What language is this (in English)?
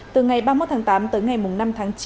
Vietnamese